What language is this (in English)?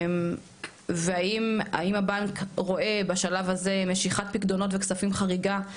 Hebrew